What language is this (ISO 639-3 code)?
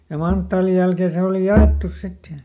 fin